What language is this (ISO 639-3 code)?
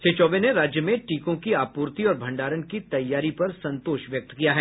hin